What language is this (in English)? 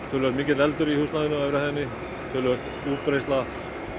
Icelandic